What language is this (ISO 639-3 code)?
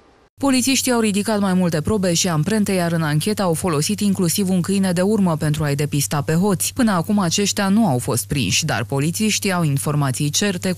ron